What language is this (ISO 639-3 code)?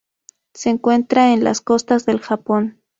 spa